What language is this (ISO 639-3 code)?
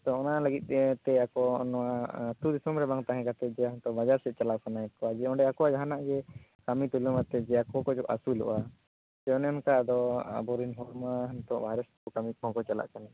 sat